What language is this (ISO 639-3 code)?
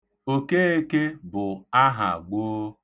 ibo